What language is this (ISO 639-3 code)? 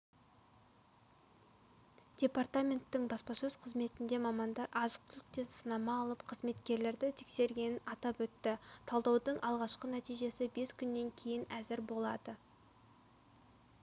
kaz